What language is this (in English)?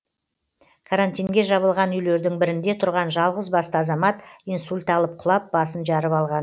Kazakh